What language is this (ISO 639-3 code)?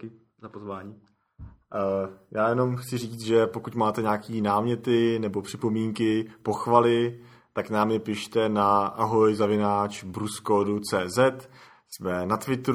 ces